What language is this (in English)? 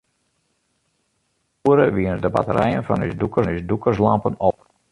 Western Frisian